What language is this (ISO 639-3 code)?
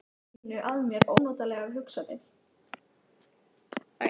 isl